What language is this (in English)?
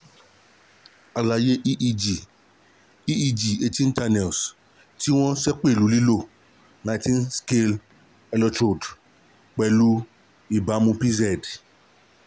Yoruba